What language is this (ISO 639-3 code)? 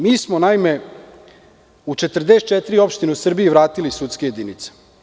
srp